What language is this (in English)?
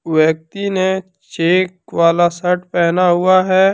Hindi